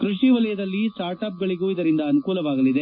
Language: Kannada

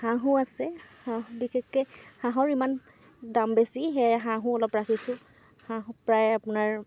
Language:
Assamese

